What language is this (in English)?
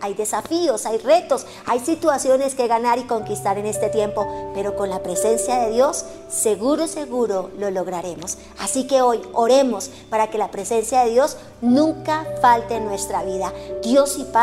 Spanish